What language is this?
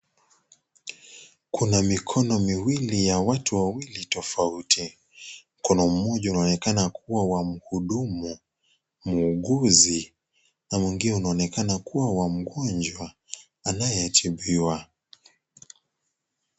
Swahili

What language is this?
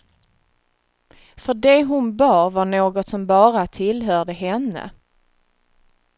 Swedish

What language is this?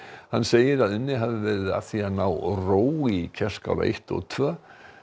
Icelandic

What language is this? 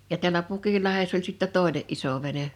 Finnish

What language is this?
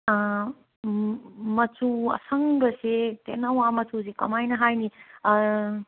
Manipuri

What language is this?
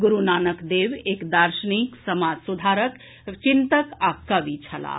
Maithili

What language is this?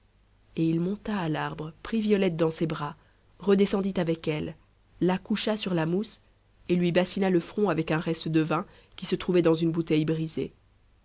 French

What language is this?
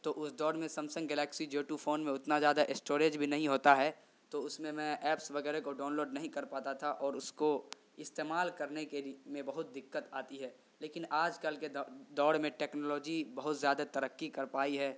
Urdu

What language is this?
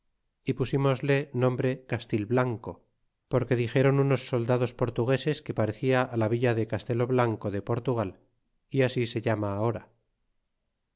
Spanish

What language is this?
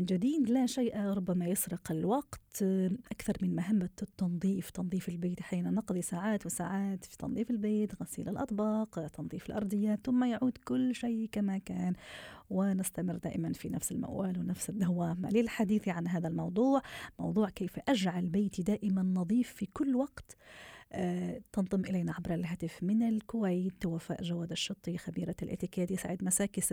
Arabic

